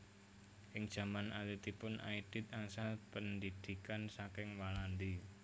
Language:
Javanese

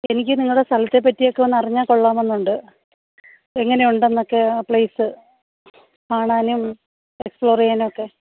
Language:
Malayalam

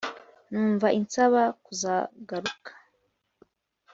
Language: Kinyarwanda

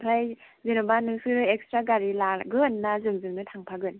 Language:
Bodo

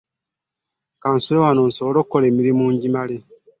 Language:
Ganda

